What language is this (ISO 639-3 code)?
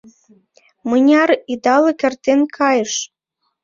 chm